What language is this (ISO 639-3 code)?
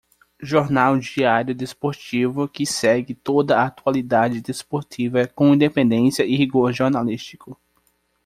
por